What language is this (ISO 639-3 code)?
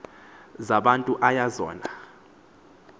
xho